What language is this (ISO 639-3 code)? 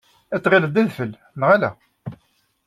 kab